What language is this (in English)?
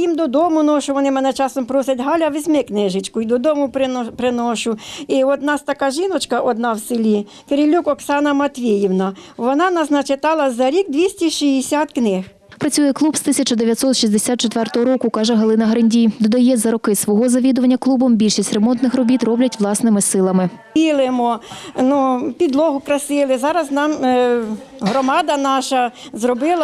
Ukrainian